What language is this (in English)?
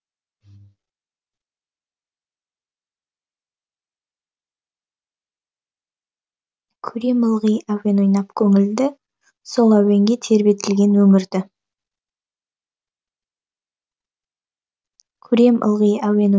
Kazakh